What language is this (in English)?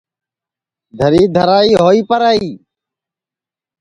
Sansi